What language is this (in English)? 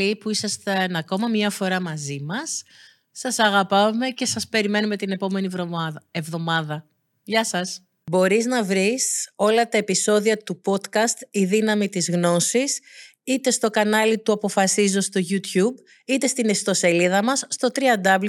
Greek